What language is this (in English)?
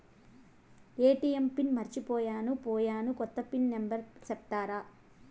Telugu